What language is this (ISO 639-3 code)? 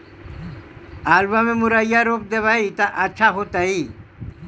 mag